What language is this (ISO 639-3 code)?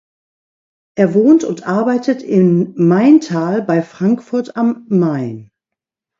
deu